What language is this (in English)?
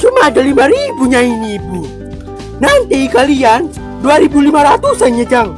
Indonesian